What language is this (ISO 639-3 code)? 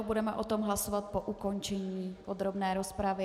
ces